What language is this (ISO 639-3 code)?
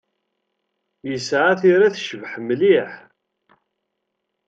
kab